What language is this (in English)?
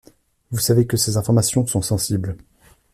French